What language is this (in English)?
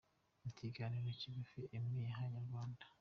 Kinyarwanda